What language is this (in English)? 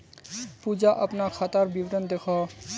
Magahi